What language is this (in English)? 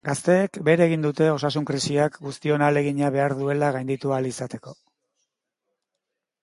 Basque